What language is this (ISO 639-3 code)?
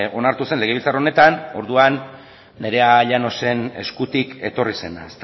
eus